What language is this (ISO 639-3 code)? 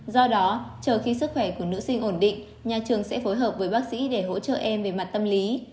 vie